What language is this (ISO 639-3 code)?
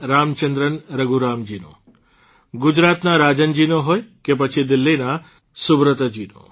guj